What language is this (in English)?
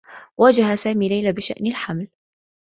Arabic